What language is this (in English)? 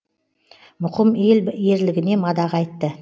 Kazakh